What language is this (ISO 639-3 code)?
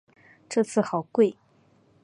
zho